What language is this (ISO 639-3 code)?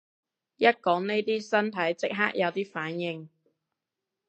yue